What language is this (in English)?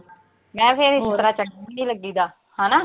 Punjabi